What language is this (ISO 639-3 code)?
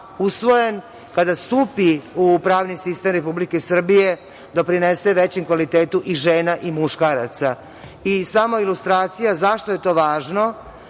srp